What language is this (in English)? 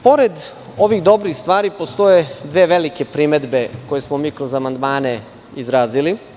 Serbian